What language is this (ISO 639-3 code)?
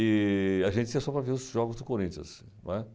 por